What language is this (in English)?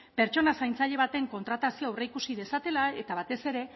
Basque